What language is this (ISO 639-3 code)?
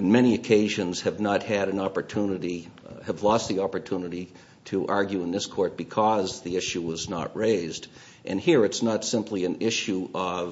eng